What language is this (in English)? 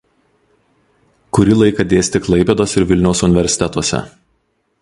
Lithuanian